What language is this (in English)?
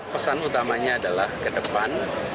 Indonesian